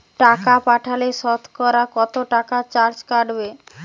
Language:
Bangla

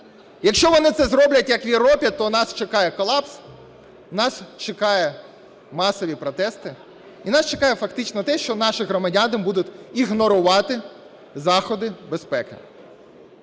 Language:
Ukrainian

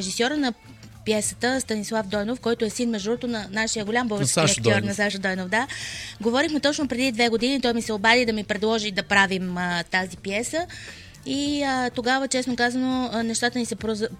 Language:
Bulgarian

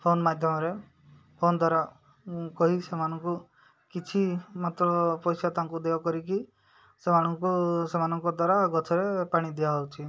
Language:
Odia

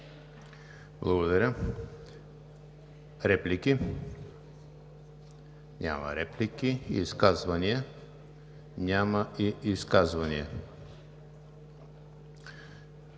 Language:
Bulgarian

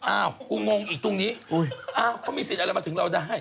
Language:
Thai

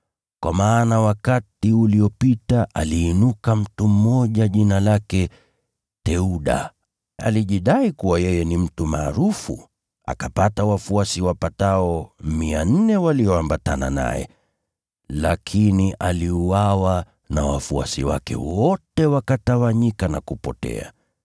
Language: Swahili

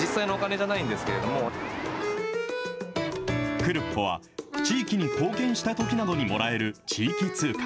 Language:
Japanese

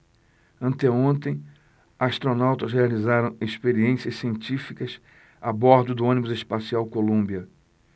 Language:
Portuguese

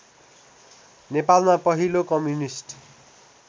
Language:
Nepali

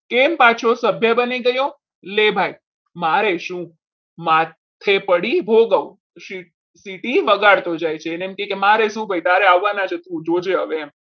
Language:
Gujarati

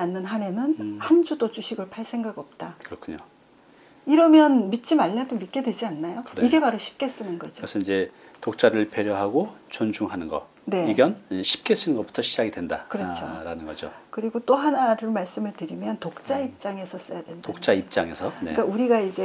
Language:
Korean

